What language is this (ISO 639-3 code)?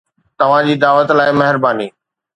snd